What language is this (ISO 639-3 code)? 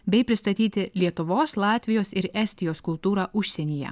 lit